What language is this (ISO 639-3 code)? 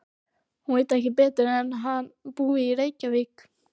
isl